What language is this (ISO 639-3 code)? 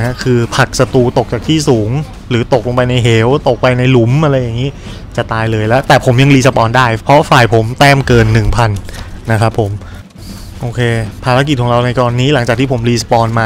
tha